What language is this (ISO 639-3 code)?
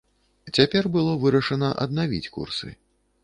bel